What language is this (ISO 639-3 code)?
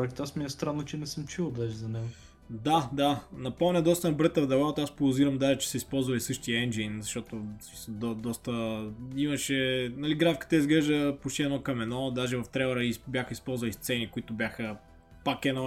bul